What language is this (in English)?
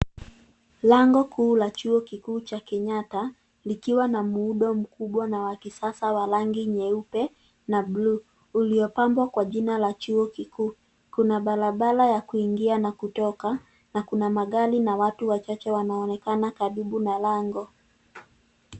Swahili